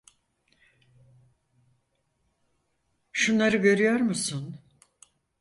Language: Turkish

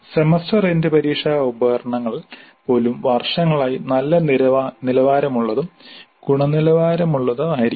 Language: Malayalam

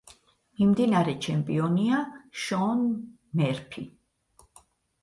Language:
Georgian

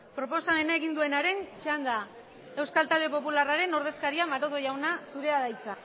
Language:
Basque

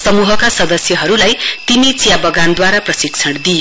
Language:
Nepali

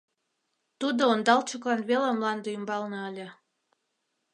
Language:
Mari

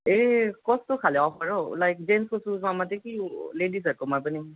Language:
Nepali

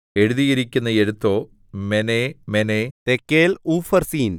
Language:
Malayalam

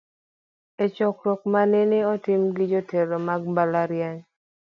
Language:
Luo (Kenya and Tanzania)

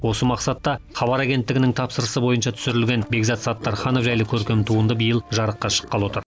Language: Kazakh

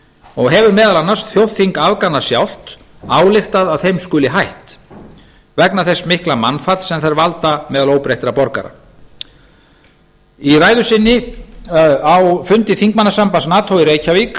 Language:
Icelandic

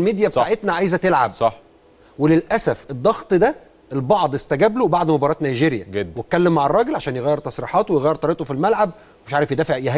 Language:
Arabic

